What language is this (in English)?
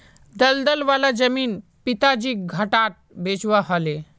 Magahi